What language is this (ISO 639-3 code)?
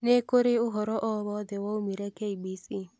kik